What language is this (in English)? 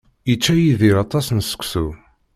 Kabyle